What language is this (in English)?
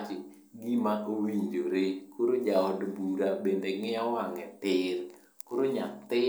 Luo (Kenya and Tanzania)